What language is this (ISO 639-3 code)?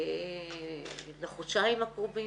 heb